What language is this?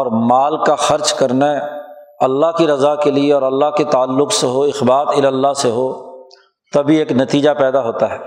Urdu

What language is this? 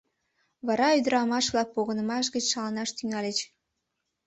Mari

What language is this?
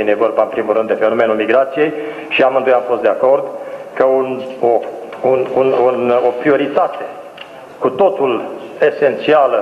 Romanian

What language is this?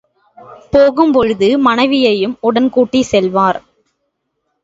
Tamil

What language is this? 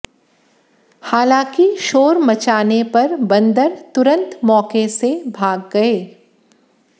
Hindi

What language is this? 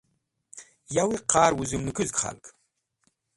Wakhi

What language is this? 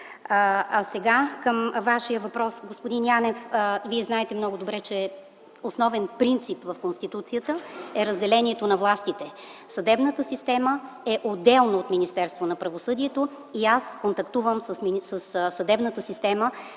Bulgarian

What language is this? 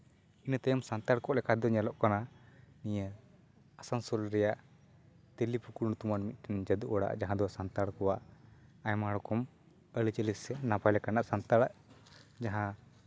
Santali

